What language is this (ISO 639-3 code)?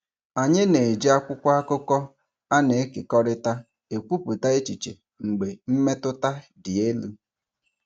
ibo